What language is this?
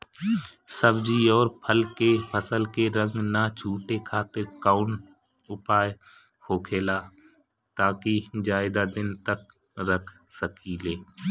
Bhojpuri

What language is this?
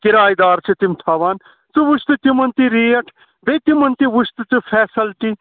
Kashmiri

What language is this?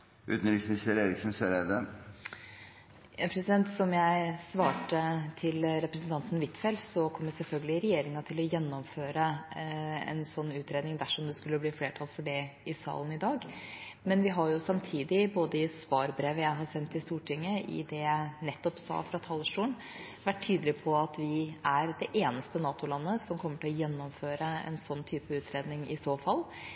Norwegian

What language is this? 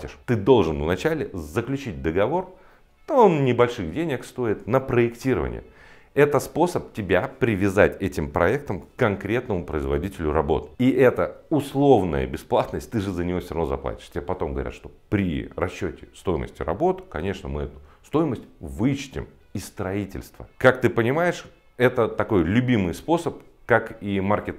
Russian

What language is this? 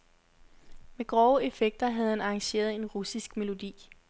Danish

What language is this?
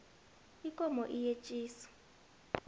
South Ndebele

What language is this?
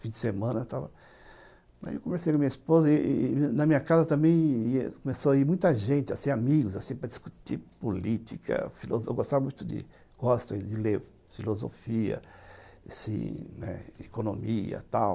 Portuguese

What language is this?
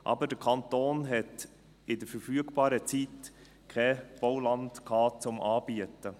Swiss German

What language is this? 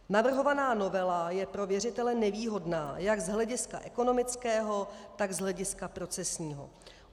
Czech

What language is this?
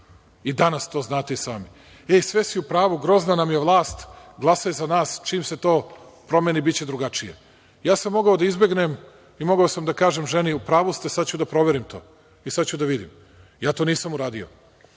Serbian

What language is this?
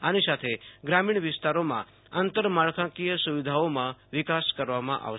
Gujarati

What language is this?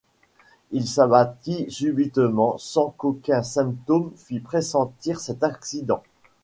French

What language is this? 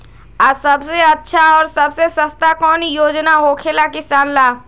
Magahi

